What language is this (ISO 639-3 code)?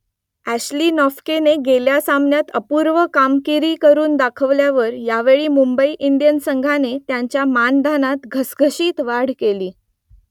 mar